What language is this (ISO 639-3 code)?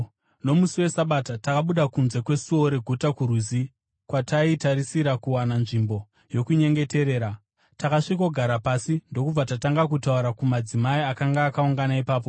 sna